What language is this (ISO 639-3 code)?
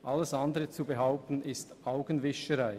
gsw